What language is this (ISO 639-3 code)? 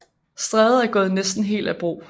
dan